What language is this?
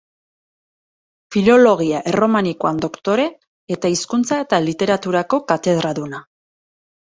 Basque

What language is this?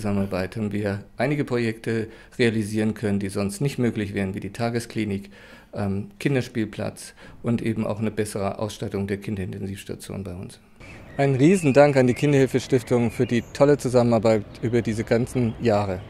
German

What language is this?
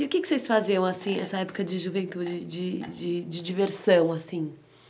Portuguese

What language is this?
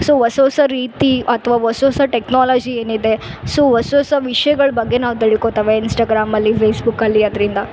Kannada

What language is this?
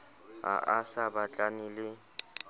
Southern Sotho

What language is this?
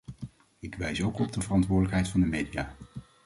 Dutch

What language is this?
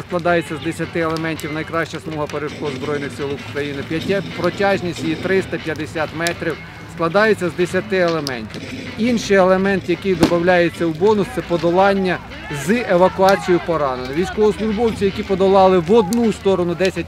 Ukrainian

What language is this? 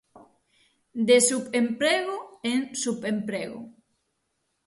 Galician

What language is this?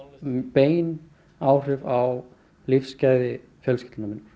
Icelandic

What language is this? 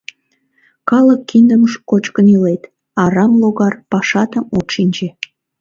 Mari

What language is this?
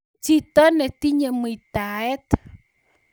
Kalenjin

